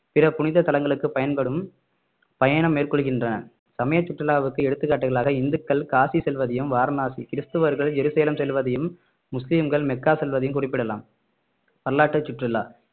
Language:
Tamil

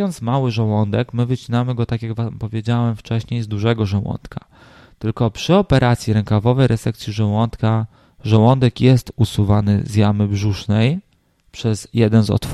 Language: Polish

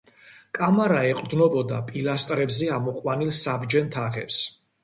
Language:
Georgian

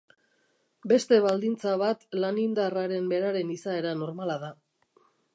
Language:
Basque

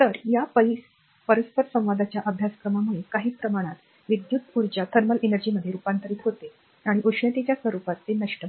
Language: Marathi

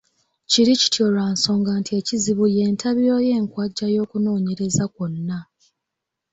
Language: Ganda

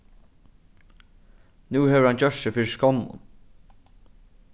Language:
Faroese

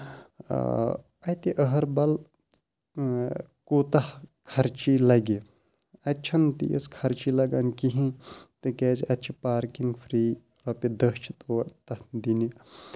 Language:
Kashmiri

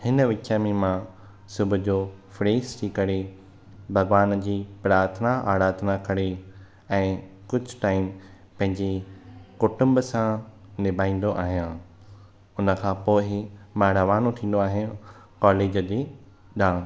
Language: Sindhi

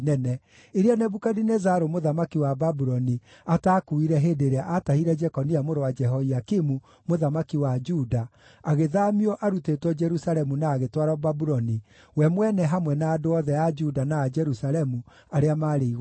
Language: Kikuyu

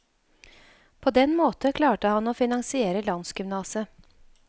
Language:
Norwegian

